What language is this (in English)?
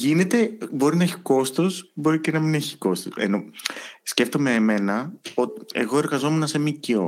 Greek